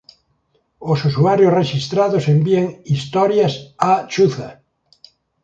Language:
Galician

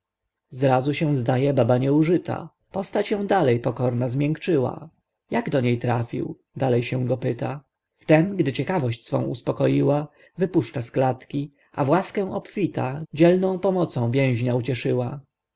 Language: Polish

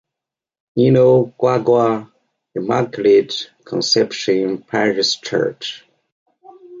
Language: English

